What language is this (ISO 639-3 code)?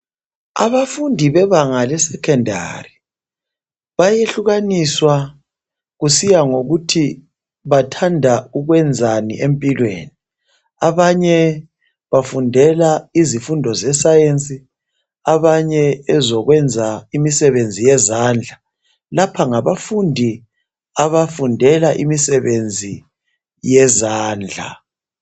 nde